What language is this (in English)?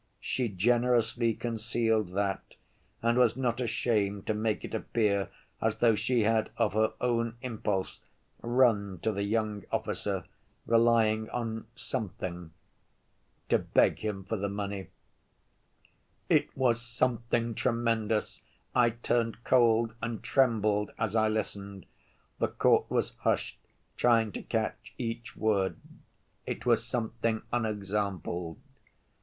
English